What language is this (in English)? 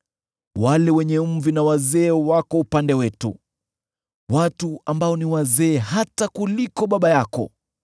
Swahili